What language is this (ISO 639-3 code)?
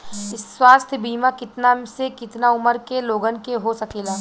bho